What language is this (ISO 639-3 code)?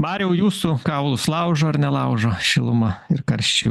lit